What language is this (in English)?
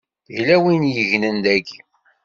Kabyle